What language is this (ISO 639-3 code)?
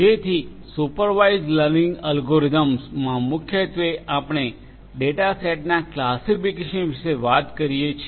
guj